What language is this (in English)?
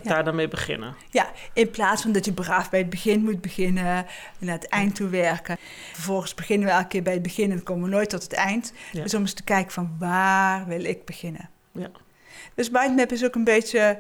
Dutch